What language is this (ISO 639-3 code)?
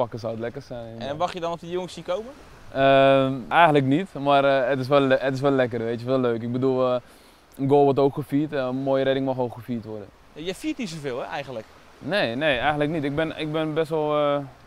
nld